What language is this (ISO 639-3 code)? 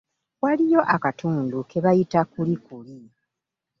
lug